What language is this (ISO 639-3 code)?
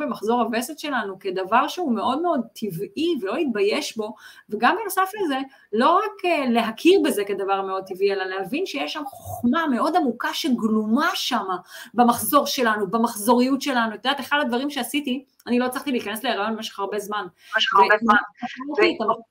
heb